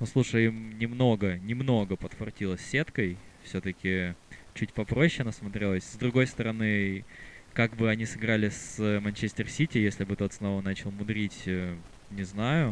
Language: Russian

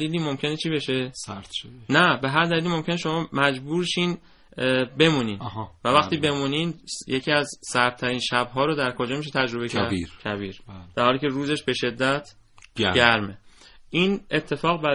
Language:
Persian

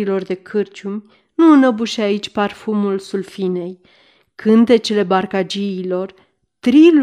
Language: Romanian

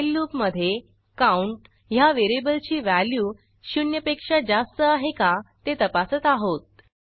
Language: Marathi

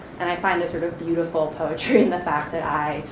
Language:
English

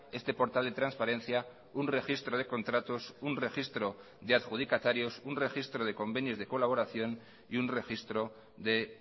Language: Spanish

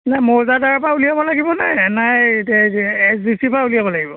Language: Assamese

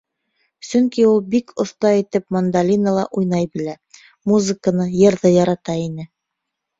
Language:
Bashkir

